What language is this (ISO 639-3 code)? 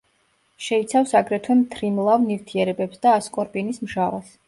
kat